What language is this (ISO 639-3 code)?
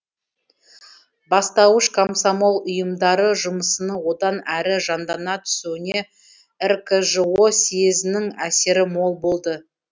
kaz